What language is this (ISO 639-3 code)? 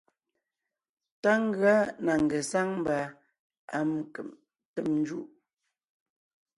nnh